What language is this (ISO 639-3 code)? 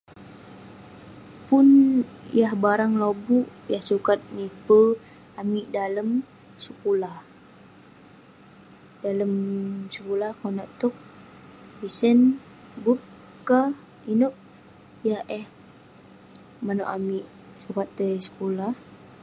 pne